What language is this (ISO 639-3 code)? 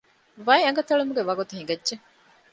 div